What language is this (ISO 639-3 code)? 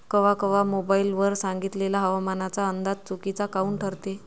mar